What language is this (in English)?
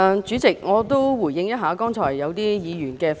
Cantonese